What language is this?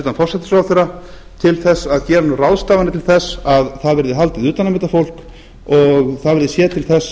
Icelandic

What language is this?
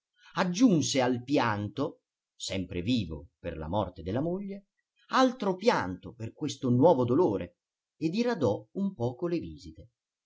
Italian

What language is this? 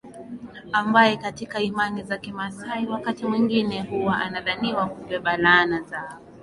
Swahili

